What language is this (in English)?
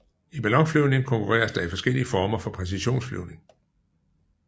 Danish